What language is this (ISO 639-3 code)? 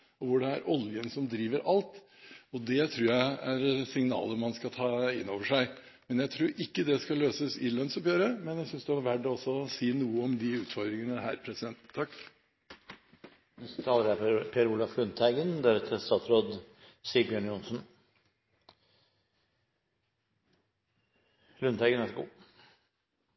nob